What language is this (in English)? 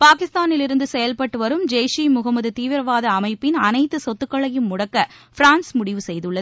Tamil